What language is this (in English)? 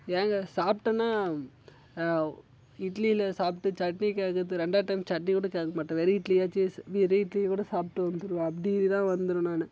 Tamil